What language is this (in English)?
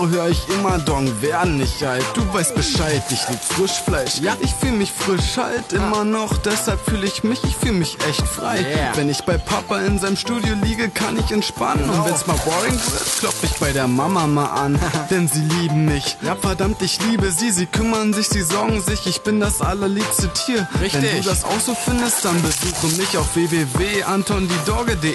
German